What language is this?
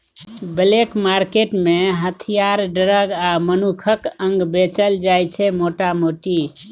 Maithili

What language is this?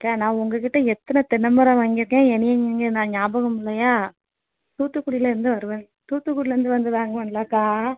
Tamil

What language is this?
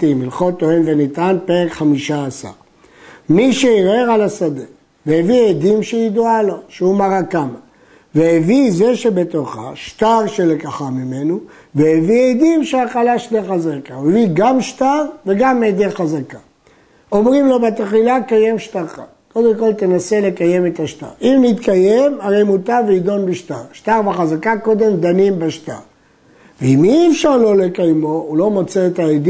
Hebrew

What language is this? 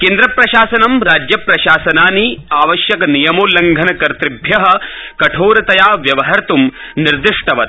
Sanskrit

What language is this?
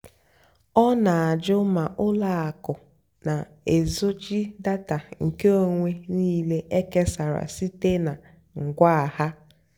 Igbo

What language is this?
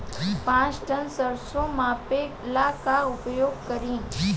Bhojpuri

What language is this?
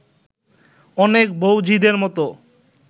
Bangla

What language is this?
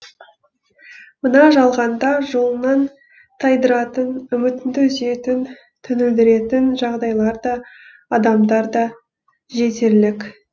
Kazakh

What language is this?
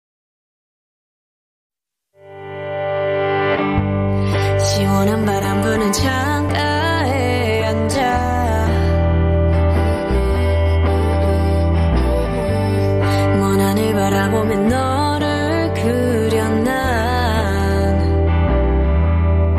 Korean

